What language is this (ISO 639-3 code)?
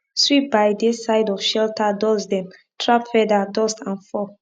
pcm